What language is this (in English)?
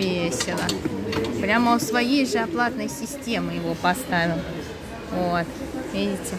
Russian